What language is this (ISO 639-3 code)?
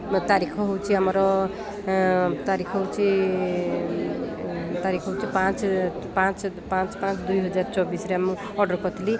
ori